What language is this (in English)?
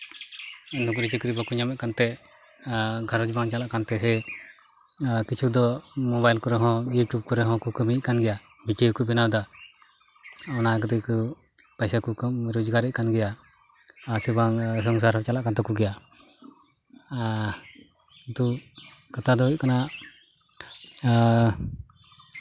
Santali